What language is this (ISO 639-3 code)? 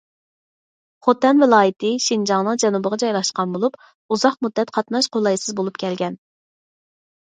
uig